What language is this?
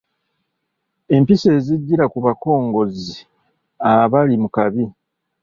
Ganda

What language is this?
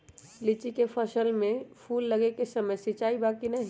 Magahi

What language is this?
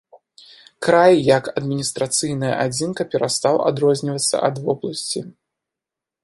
Belarusian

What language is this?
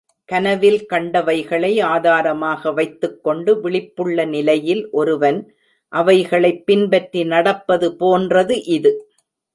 Tamil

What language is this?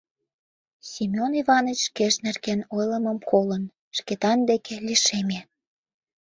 Mari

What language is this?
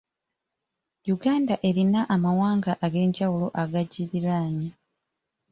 Ganda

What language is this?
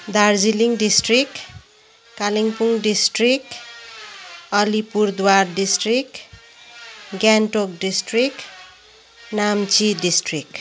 Nepali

